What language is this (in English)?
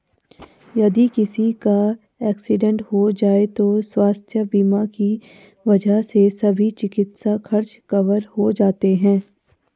Hindi